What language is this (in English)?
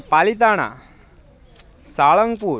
Gujarati